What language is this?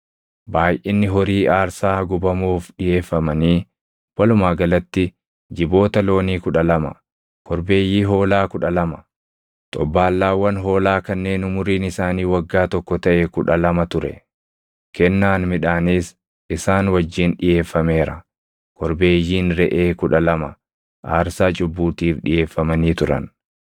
Oromo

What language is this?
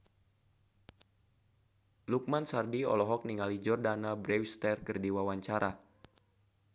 Sundanese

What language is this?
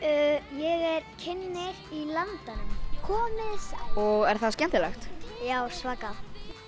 Icelandic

